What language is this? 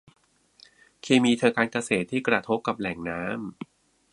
Thai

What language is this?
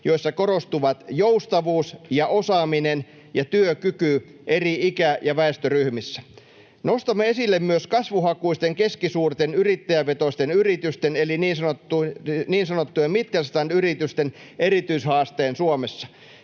Finnish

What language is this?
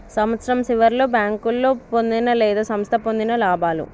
Telugu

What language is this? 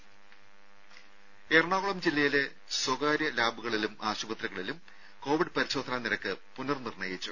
Malayalam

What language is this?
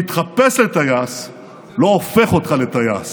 Hebrew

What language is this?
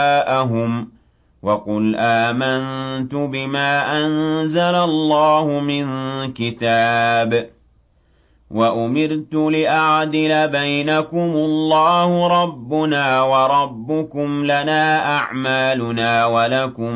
Arabic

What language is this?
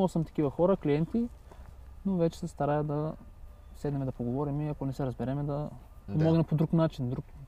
Bulgarian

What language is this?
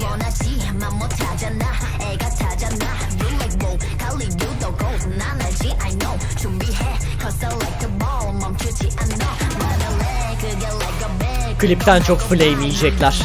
Turkish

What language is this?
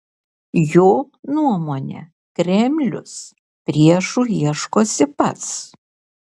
Lithuanian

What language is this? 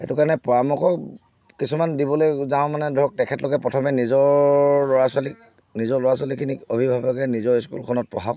Assamese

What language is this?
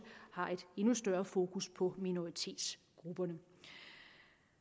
Danish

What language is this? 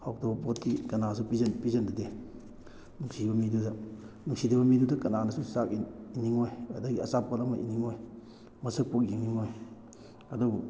Manipuri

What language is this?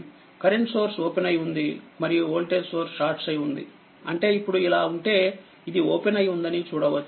Telugu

